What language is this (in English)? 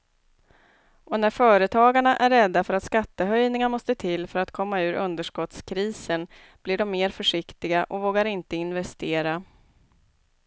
Swedish